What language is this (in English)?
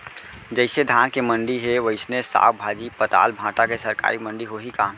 Chhattisgarhi